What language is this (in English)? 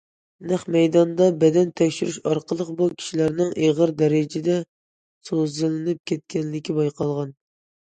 Uyghur